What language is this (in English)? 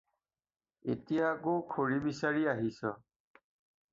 Assamese